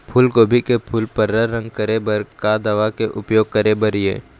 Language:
Chhattisgarhi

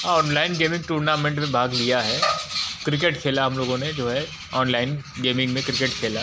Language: Hindi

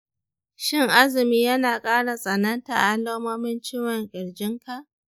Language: Hausa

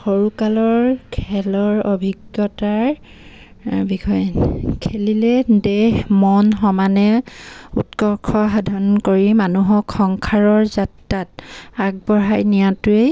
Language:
Assamese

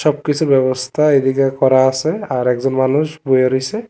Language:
Bangla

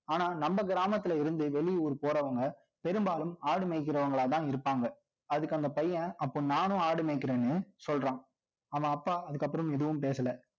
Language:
Tamil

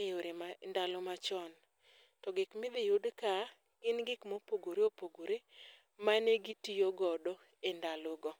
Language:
Luo (Kenya and Tanzania)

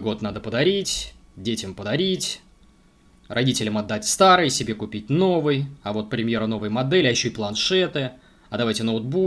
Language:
Russian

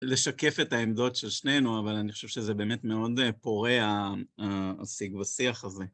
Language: Hebrew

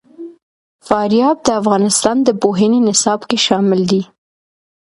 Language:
Pashto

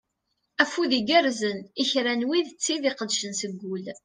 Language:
Kabyle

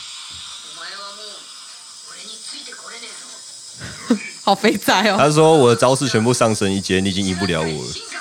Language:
Chinese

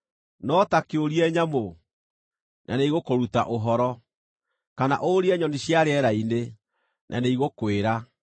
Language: Kikuyu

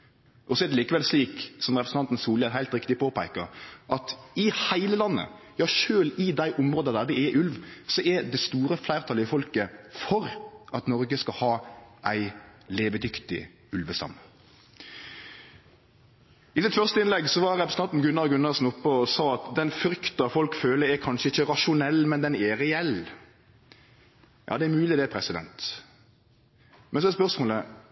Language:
Norwegian Nynorsk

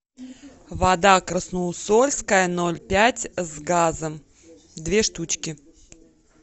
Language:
Russian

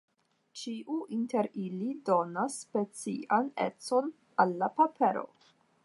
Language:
Esperanto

